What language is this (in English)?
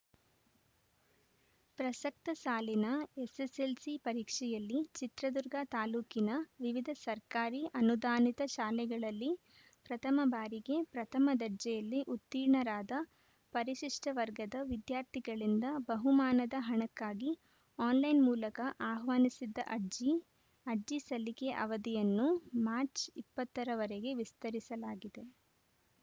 Kannada